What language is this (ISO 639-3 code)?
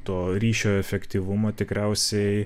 lit